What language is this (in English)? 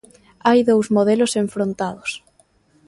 Galician